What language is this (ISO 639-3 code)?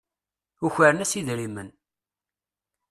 kab